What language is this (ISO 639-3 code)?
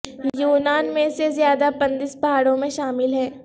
urd